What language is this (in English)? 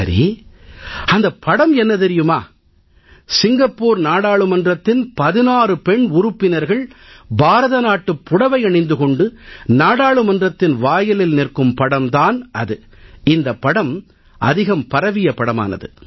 Tamil